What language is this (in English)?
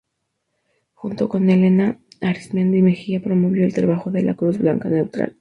Spanish